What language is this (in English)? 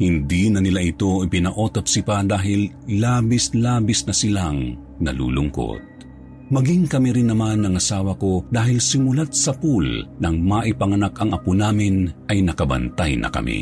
Filipino